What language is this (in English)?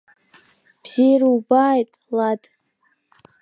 Abkhazian